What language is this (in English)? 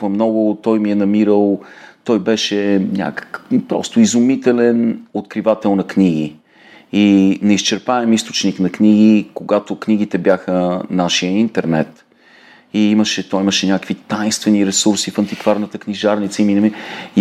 Bulgarian